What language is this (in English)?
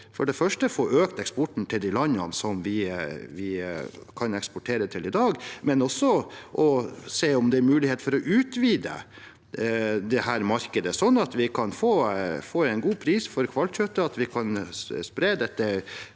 Norwegian